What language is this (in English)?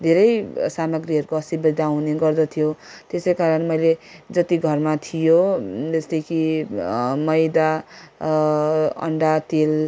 Nepali